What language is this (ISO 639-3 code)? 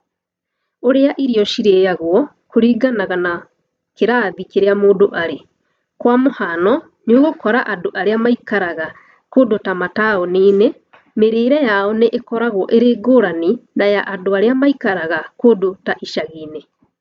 kik